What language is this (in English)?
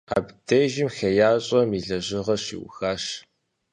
Kabardian